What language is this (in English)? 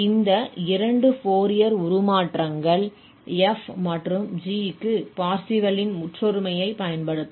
Tamil